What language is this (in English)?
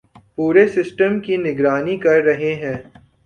Urdu